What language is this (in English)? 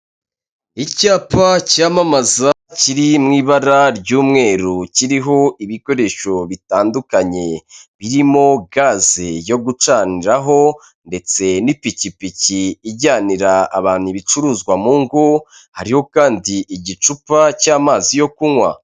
Kinyarwanda